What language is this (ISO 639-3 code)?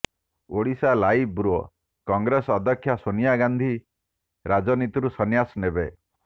ori